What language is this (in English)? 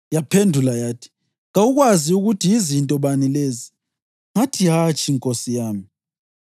North Ndebele